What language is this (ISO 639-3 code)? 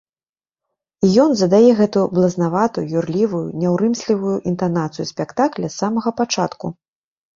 bel